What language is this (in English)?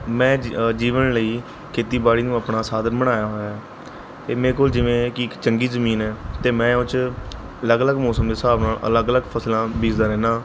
Punjabi